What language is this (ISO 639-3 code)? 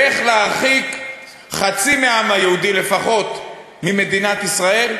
heb